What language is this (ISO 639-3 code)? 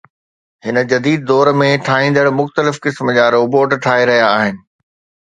snd